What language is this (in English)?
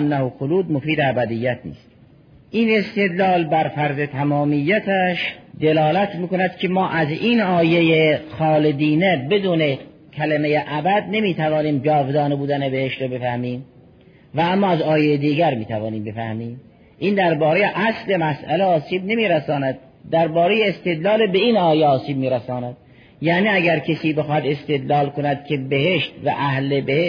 Persian